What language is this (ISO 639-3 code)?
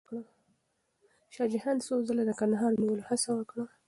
pus